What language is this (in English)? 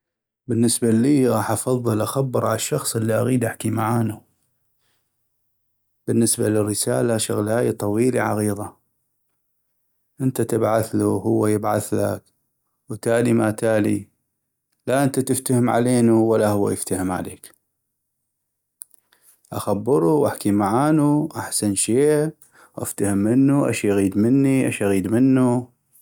North Mesopotamian Arabic